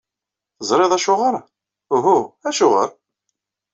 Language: Kabyle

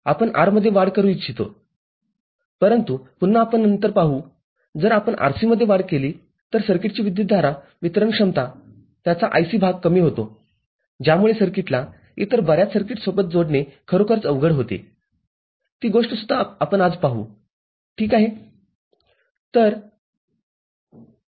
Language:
Marathi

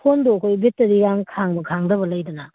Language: Manipuri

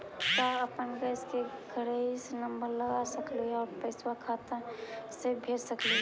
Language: Magahi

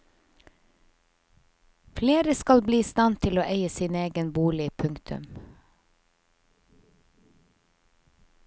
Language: Norwegian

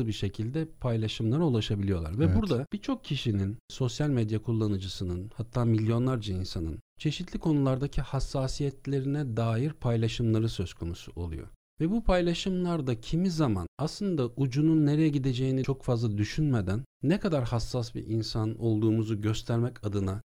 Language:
Turkish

